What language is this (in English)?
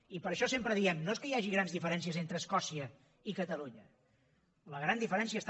Catalan